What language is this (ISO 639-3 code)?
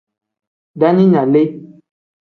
kdh